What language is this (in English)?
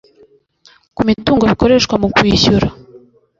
Kinyarwanda